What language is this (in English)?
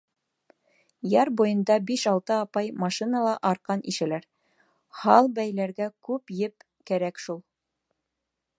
Bashkir